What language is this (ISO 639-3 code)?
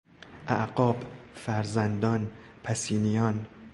fas